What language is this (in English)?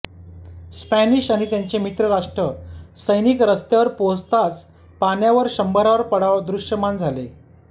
Marathi